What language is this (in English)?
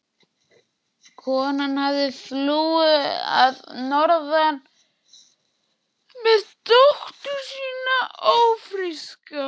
Icelandic